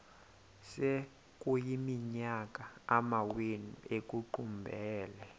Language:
Xhosa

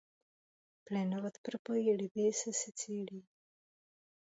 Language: Czech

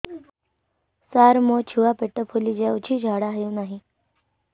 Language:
Odia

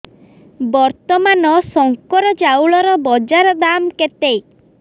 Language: Odia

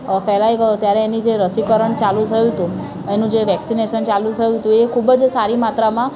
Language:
Gujarati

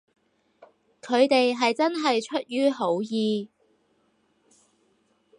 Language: Cantonese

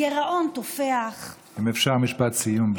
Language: Hebrew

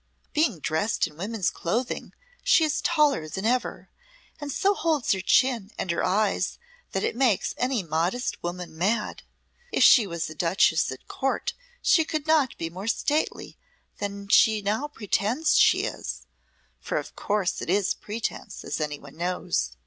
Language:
English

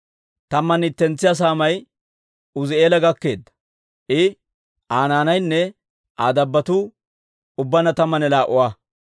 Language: Dawro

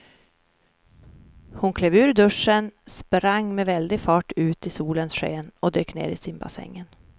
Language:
Swedish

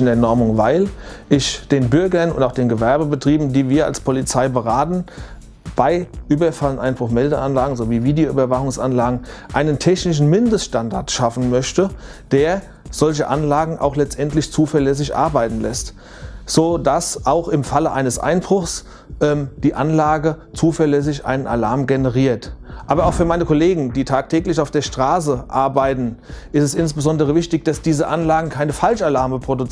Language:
German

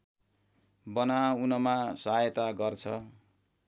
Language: Nepali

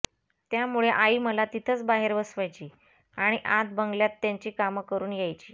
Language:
Marathi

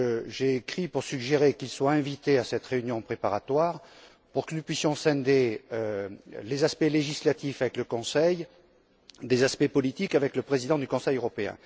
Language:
French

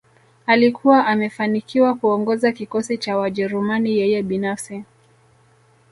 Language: Swahili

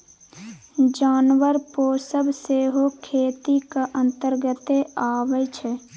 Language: Maithili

